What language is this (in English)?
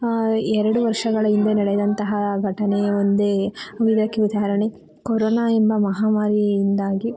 Kannada